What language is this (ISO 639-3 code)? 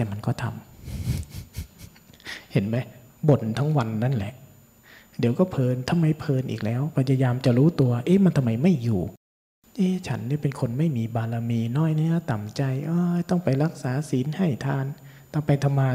tha